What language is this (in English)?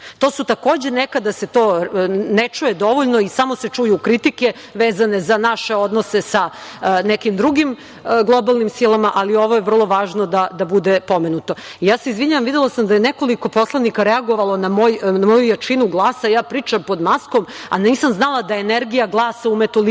Serbian